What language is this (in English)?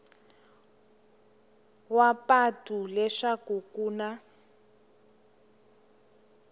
Tsonga